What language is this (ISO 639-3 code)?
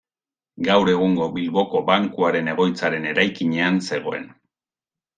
eus